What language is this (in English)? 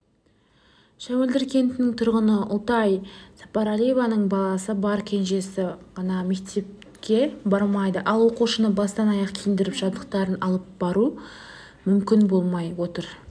Kazakh